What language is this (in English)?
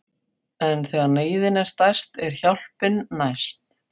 Icelandic